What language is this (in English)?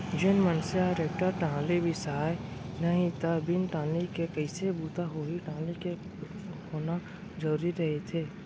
Chhattisgarhi